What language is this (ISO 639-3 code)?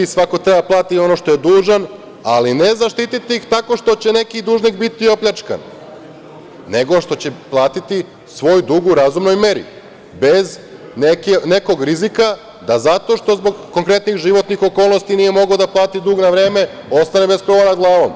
srp